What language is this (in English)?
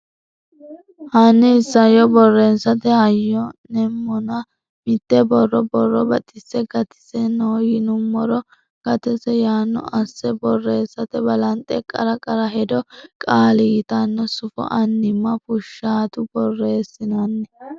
Sidamo